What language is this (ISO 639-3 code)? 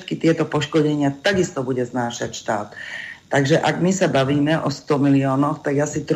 slk